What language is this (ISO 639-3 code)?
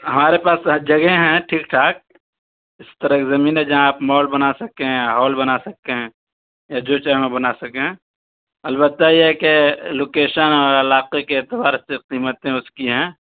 urd